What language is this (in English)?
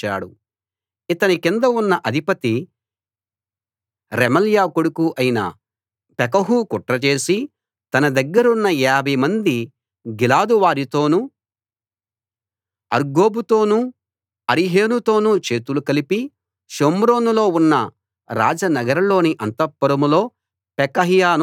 Telugu